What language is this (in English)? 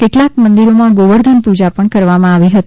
Gujarati